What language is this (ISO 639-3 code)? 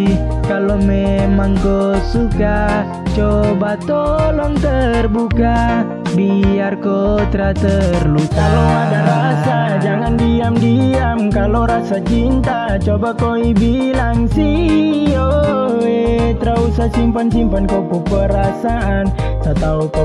ind